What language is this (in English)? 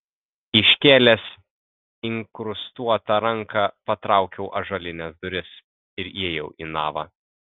Lithuanian